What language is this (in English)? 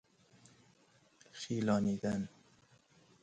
Persian